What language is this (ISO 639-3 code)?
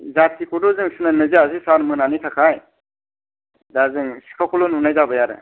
brx